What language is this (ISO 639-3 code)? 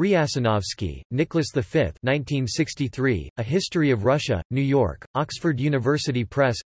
eng